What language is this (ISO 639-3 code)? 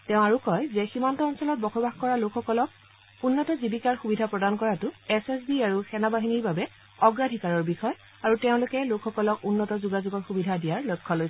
asm